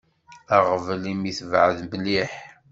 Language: Kabyle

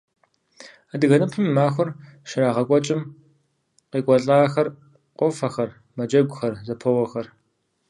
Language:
Kabardian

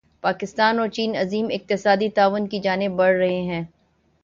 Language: Urdu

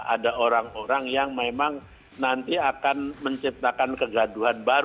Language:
Indonesian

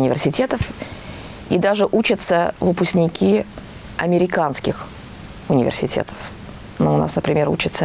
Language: Russian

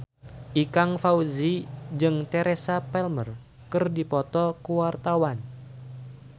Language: Sundanese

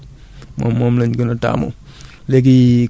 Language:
Wolof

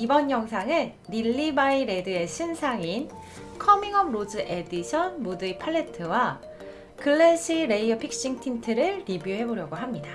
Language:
Korean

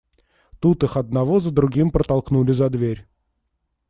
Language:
Russian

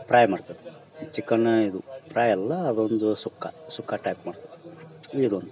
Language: Kannada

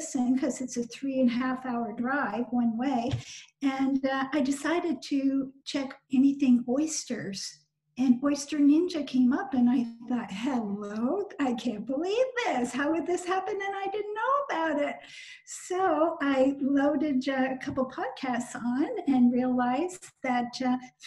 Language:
English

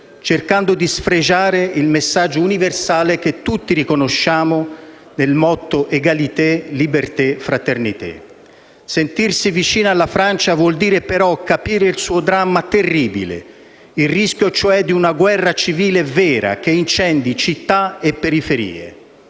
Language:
Italian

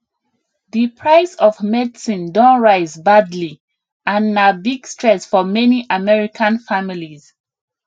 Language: Nigerian Pidgin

